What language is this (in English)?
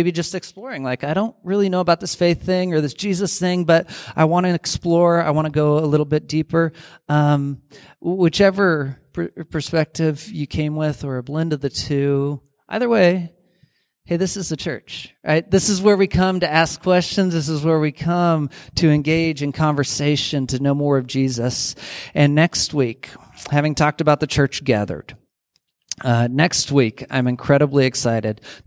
English